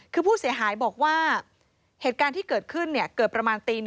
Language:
Thai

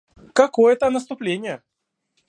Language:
Russian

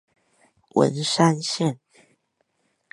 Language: Chinese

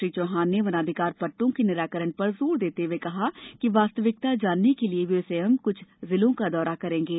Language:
Hindi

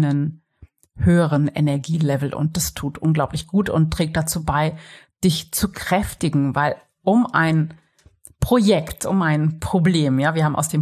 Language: German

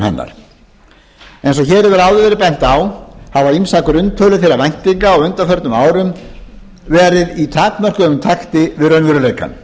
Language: Icelandic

